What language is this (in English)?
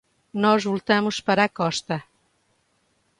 Portuguese